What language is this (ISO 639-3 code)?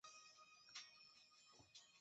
zho